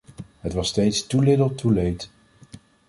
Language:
Dutch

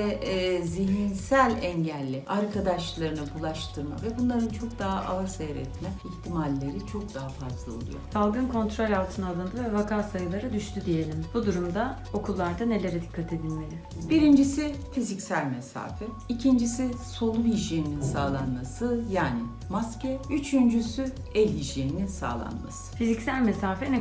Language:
Turkish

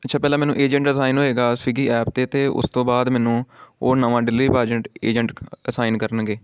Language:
Punjabi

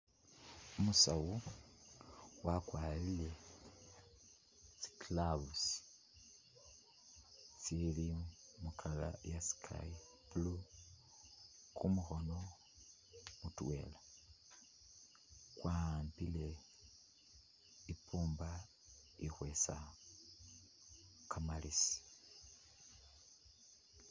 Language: Masaaba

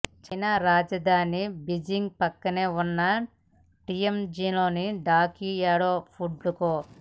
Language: Telugu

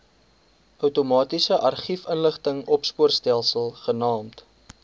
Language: Afrikaans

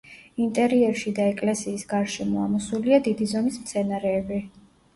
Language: Georgian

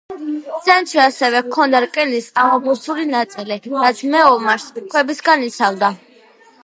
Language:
Georgian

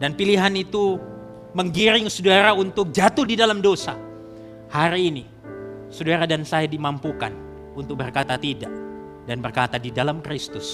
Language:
Indonesian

